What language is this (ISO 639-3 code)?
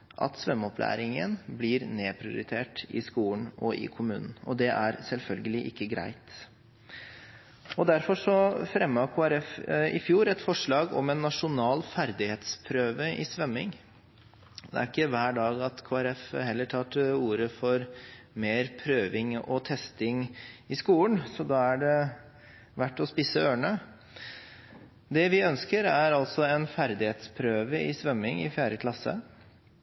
nob